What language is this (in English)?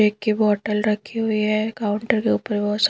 Hindi